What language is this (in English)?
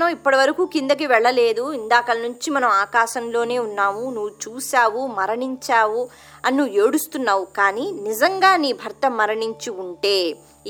Telugu